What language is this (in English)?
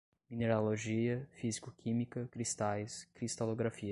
Portuguese